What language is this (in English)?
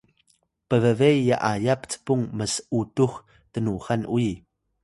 Atayal